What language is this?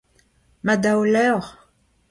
Breton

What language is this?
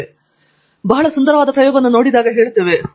Kannada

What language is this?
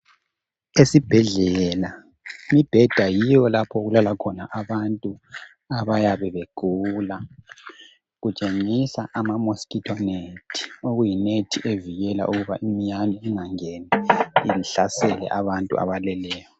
North Ndebele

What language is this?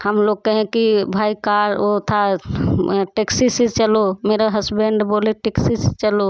Hindi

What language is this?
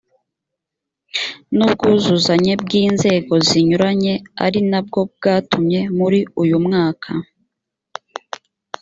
Kinyarwanda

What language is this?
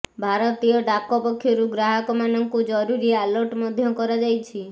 Odia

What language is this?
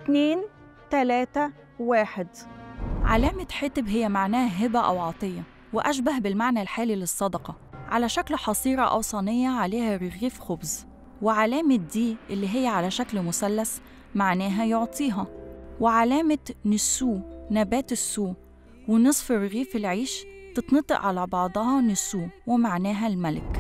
Arabic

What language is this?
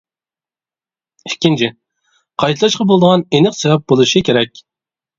Uyghur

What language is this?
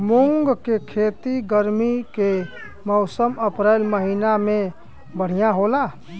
Bhojpuri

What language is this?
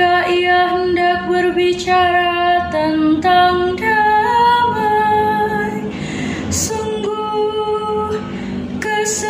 Indonesian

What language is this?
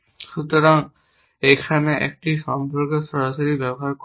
Bangla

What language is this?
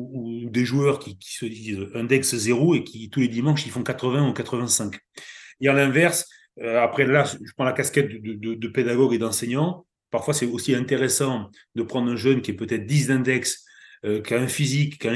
French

